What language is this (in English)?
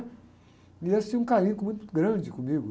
Portuguese